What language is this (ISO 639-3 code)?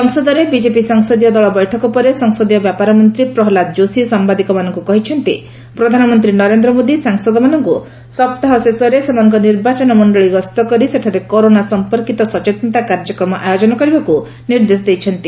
ori